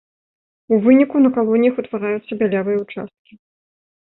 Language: Belarusian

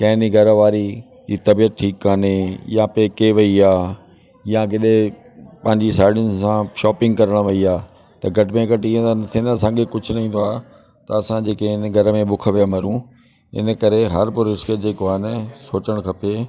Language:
Sindhi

